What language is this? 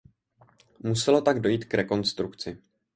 Czech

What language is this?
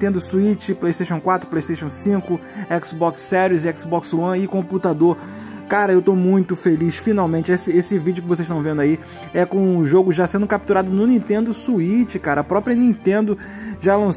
Portuguese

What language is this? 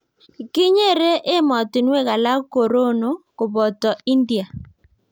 Kalenjin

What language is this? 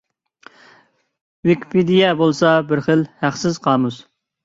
Uyghur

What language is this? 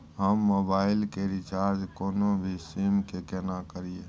Maithili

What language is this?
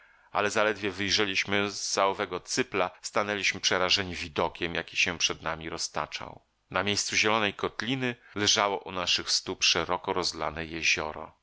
Polish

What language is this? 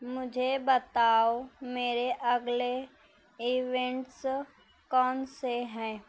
Urdu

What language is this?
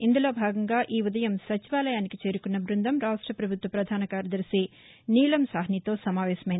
Telugu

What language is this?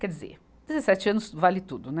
Portuguese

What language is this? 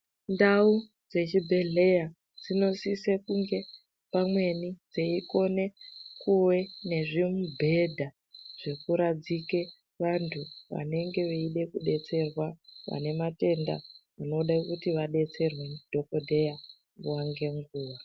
Ndau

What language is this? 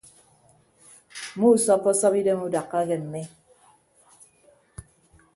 Ibibio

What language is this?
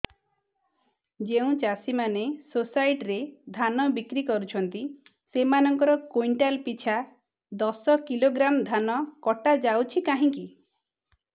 Odia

